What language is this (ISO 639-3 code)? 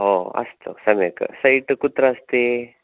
san